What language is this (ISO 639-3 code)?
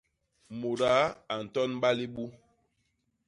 bas